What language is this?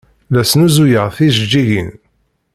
Kabyle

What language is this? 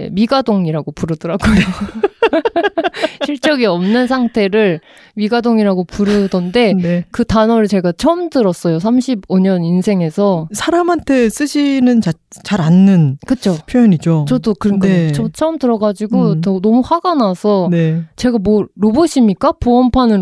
Korean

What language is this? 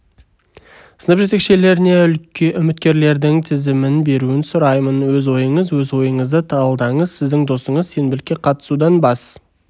Kazakh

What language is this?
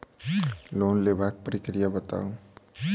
Maithili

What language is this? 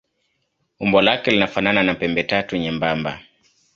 Swahili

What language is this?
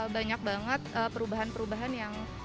Indonesian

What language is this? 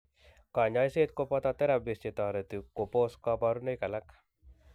Kalenjin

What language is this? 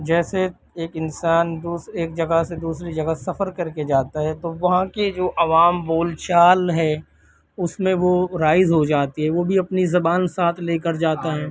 Urdu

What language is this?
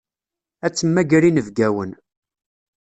Kabyle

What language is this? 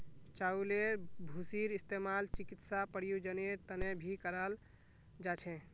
Magahi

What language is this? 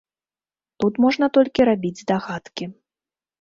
Belarusian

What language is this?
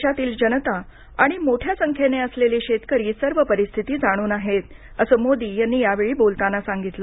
Marathi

